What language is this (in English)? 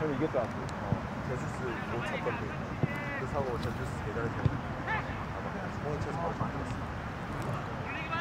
Korean